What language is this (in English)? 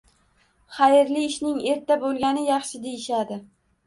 Uzbek